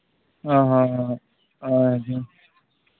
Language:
Santali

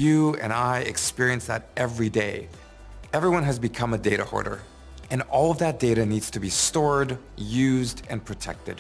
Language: English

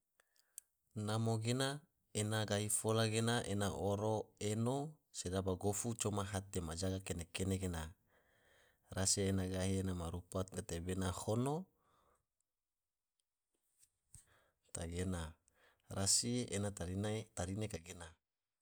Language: Tidore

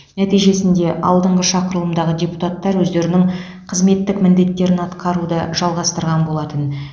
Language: Kazakh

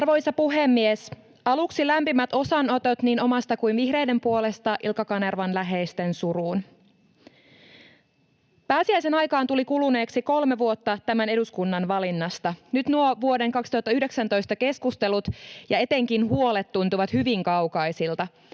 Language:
Finnish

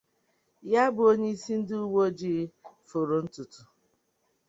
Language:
Igbo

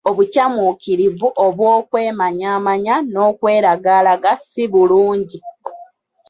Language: Ganda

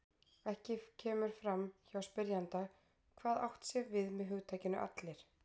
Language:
Icelandic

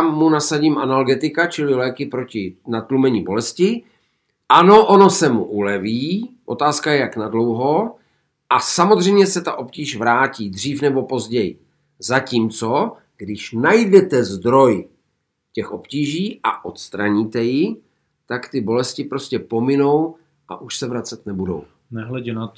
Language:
Czech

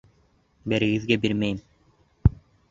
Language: Bashkir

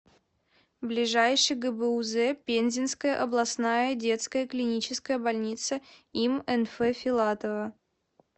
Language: Russian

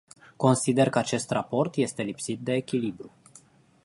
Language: Romanian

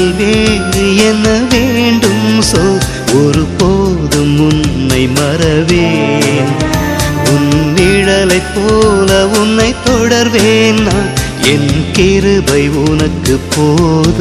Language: Tamil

